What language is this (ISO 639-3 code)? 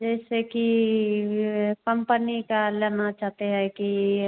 hin